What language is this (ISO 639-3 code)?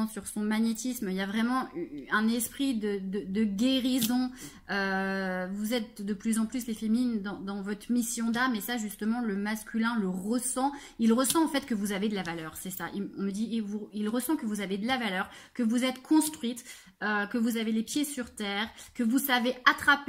fra